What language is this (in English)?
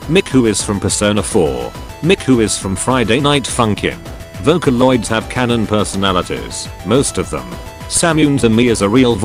English